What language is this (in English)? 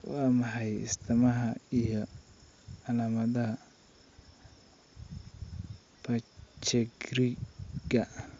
Somali